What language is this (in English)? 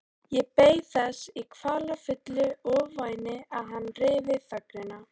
Icelandic